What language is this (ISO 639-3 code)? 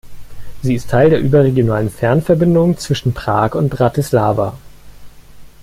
deu